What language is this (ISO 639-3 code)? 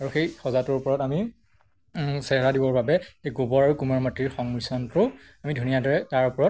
asm